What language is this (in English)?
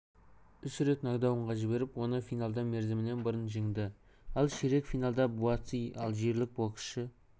Kazakh